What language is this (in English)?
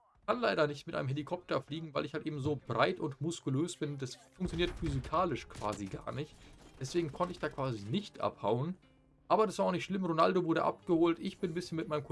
German